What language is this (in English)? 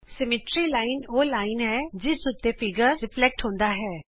Punjabi